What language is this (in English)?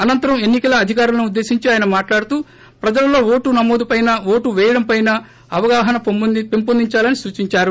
Telugu